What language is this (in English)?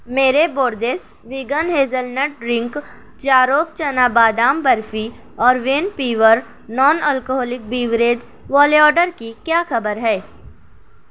Urdu